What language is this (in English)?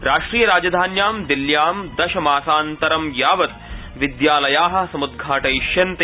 Sanskrit